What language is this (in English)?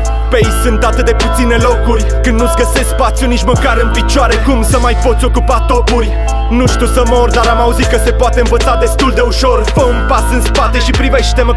Romanian